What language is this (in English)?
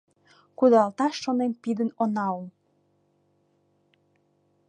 Mari